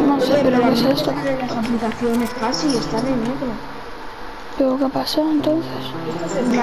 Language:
Spanish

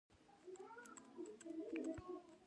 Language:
Pashto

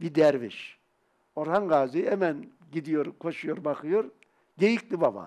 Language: Turkish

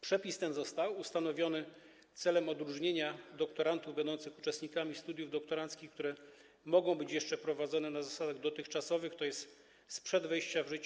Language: Polish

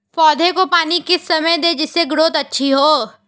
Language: Hindi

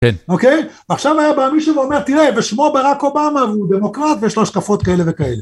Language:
Hebrew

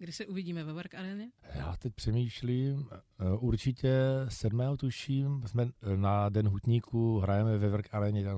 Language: Czech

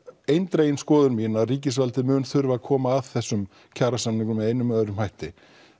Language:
Icelandic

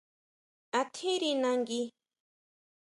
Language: Huautla Mazatec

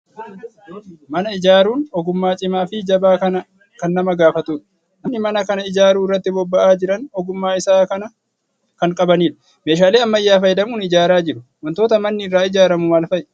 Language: Oromo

